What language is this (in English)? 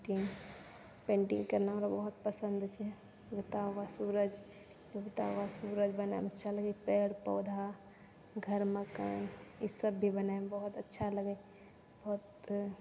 Maithili